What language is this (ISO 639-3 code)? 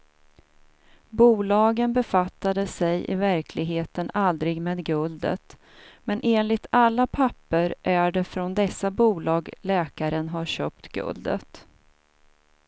swe